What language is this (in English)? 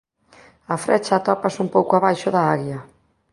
Galician